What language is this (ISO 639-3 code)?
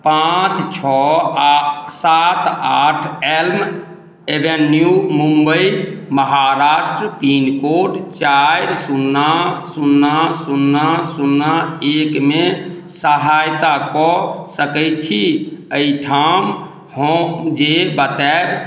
mai